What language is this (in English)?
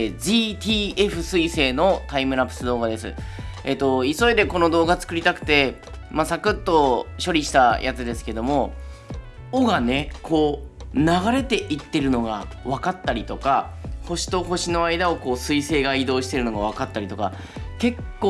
Japanese